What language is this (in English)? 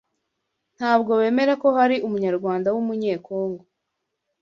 Kinyarwanda